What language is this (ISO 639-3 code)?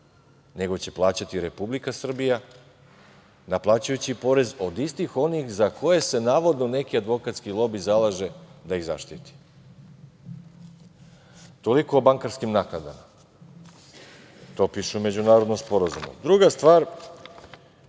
srp